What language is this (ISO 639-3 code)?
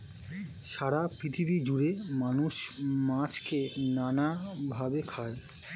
ben